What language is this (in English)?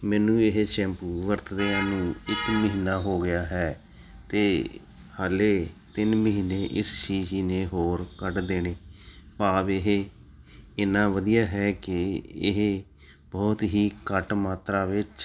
Punjabi